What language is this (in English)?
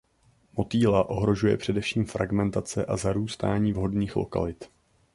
Czech